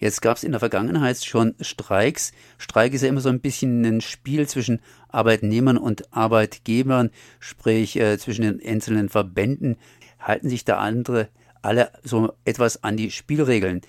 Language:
German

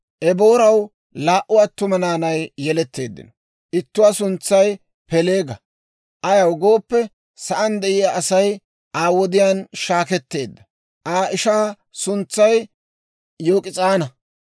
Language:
Dawro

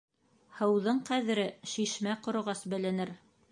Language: Bashkir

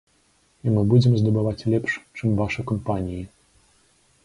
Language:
Belarusian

